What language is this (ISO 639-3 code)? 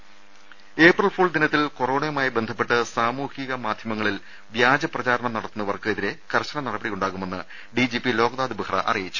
mal